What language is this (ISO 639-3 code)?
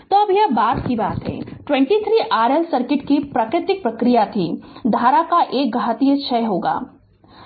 hin